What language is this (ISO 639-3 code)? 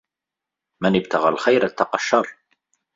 ara